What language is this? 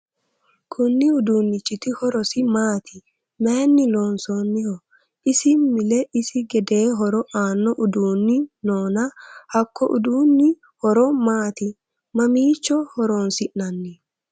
Sidamo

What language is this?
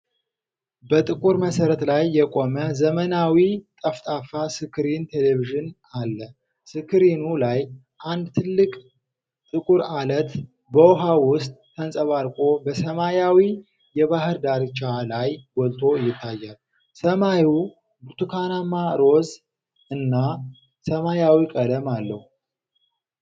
Amharic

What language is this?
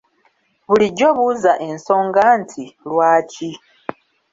Ganda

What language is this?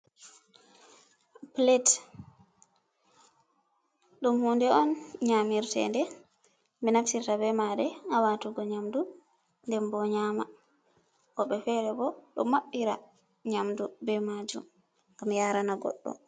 Fula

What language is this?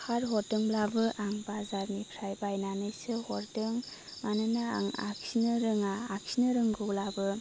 Bodo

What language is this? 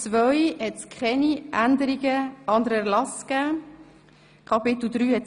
Swiss German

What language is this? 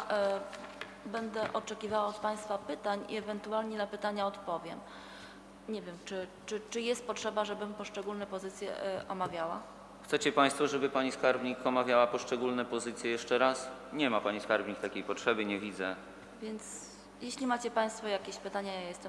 Polish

